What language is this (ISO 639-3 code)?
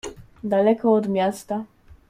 pol